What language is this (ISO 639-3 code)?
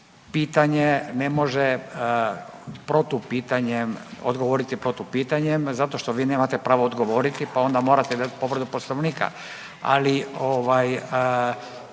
hrv